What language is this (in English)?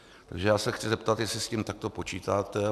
Czech